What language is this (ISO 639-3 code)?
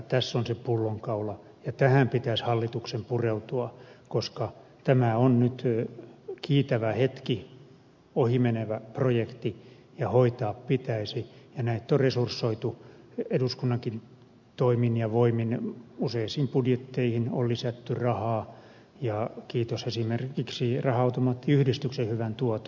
fin